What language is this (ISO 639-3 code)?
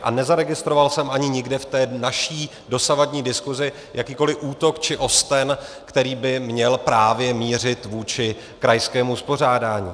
ces